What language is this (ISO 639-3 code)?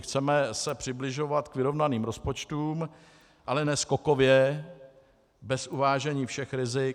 ces